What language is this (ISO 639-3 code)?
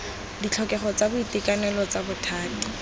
tsn